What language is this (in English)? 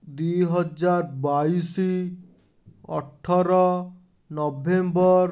Odia